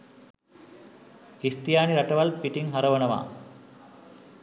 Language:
Sinhala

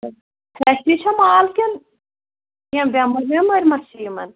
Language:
Kashmiri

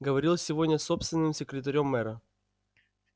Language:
Russian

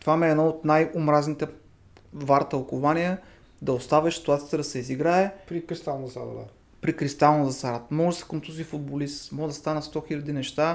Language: Bulgarian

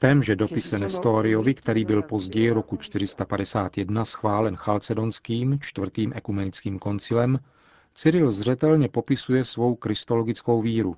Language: Czech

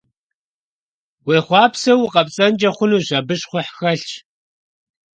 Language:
Kabardian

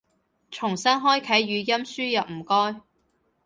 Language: Cantonese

